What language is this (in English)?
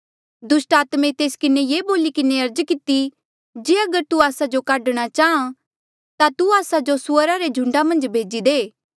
Mandeali